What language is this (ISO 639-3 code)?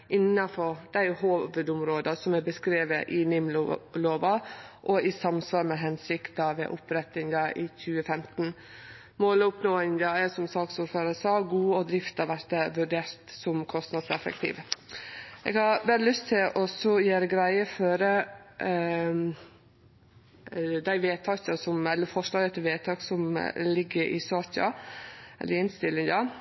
nno